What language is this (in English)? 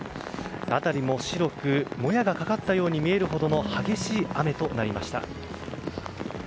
Japanese